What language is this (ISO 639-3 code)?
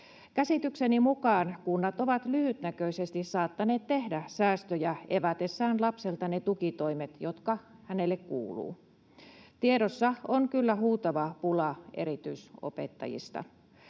fin